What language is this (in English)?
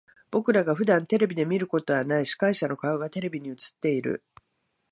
Japanese